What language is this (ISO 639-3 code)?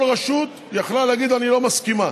heb